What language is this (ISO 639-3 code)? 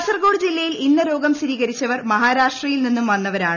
mal